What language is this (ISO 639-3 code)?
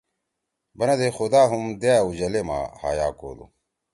trw